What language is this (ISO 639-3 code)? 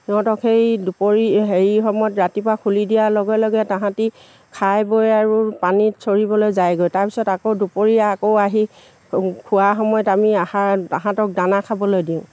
asm